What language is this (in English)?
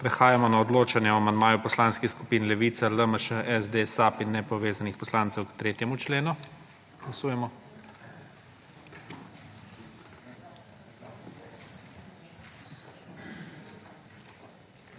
Slovenian